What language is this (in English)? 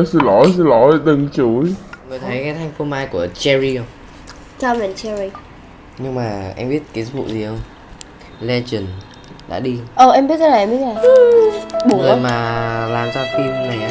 Vietnamese